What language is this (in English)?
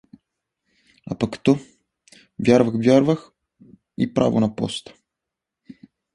Bulgarian